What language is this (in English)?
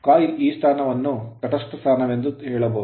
Kannada